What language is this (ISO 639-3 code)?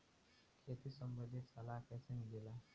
bho